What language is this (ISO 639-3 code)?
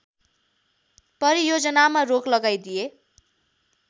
nep